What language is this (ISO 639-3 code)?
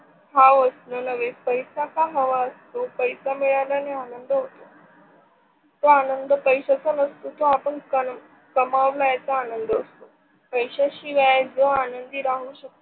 mar